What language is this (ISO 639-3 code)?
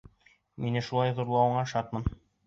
bak